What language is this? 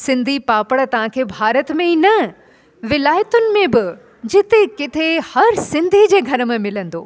Sindhi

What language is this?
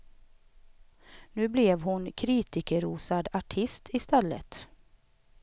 Swedish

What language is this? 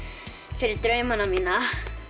Icelandic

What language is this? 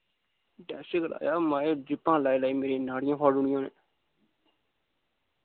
Dogri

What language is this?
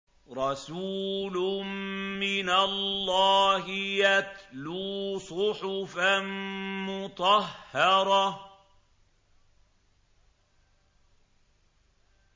Arabic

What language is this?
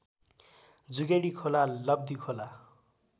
Nepali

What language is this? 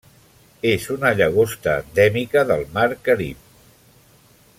Catalan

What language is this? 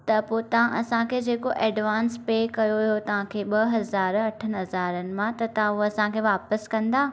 Sindhi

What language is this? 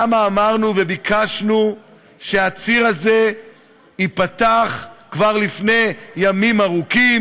Hebrew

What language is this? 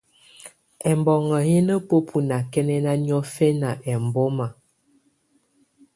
Tunen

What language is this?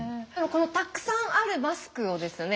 Japanese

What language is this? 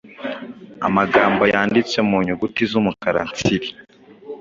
Kinyarwanda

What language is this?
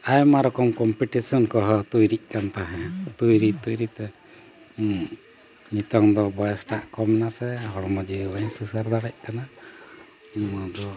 Santali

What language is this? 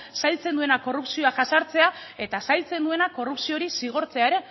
Basque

